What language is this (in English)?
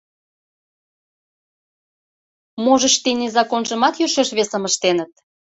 Mari